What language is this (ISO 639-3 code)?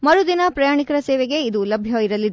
kan